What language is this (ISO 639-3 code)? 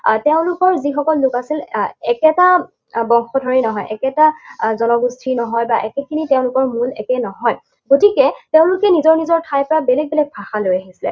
asm